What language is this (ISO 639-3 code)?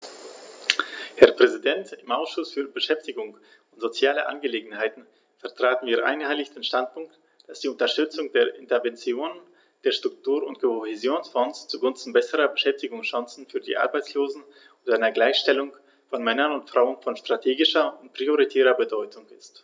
deu